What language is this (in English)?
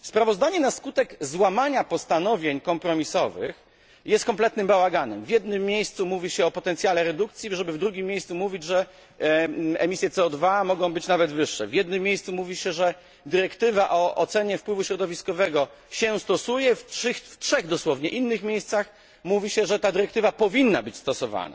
Polish